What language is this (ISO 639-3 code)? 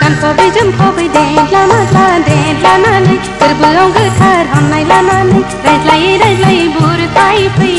tha